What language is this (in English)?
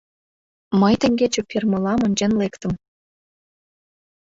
Mari